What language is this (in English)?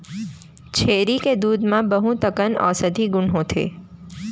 Chhattisgarhi